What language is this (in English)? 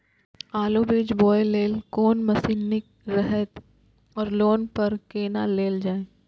Maithili